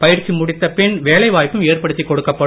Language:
Tamil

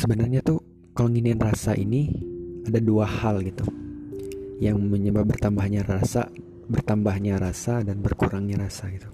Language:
Indonesian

